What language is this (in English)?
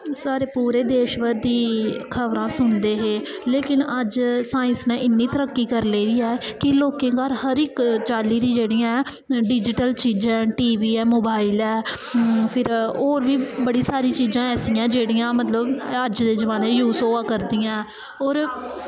Dogri